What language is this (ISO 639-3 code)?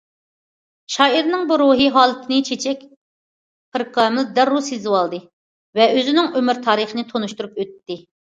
uig